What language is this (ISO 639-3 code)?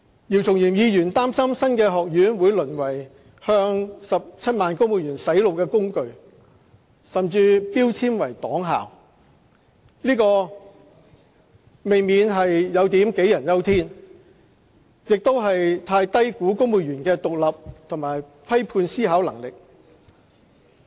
yue